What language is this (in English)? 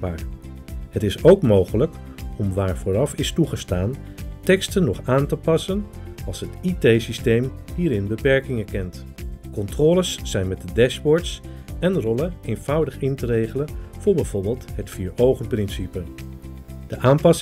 Dutch